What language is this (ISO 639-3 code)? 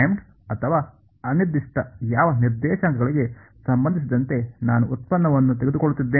kan